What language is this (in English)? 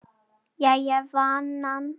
Icelandic